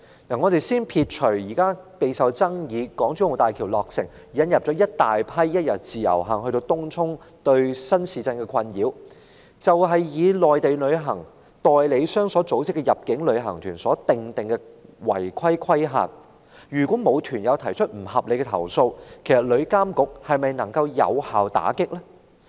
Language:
Cantonese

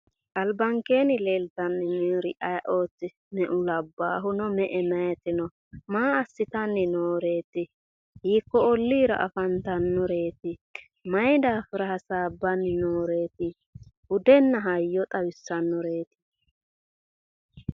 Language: Sidamo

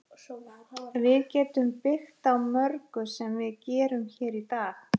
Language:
Icelandic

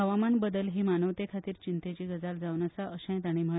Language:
Konkani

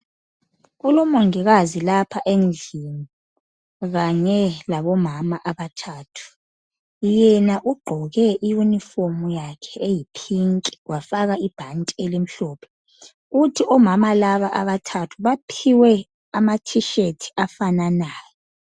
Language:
North Ndebele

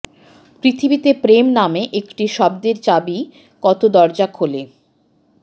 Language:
Bangla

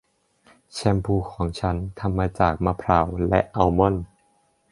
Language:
Thai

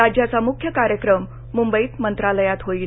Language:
Marathi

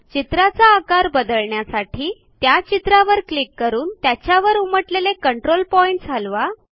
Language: Marathi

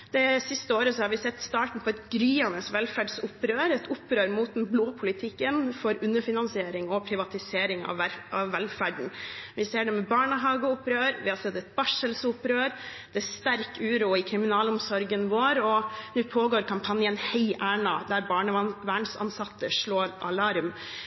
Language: Norwegian Bokmål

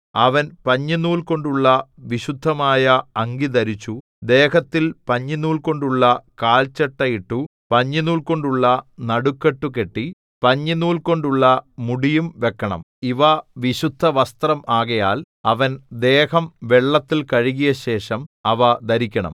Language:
Malayalam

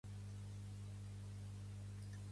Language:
Catalan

